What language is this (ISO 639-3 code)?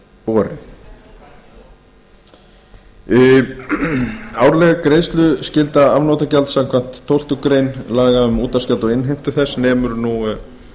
isl